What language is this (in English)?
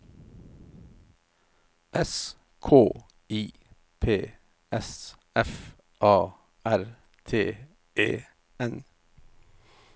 Norwegian